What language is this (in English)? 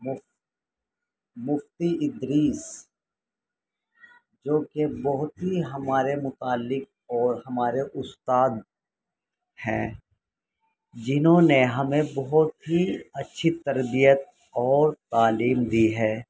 Urdu